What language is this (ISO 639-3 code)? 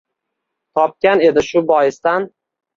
uzb